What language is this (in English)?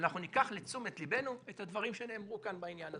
Hebrew